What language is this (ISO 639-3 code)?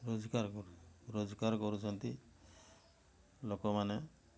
ori